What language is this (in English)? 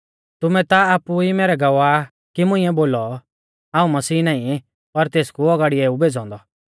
Mahasu Pahari